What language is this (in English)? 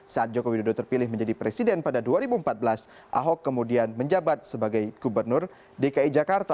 Indonesian